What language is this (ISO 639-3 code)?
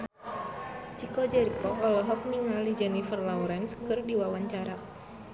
sun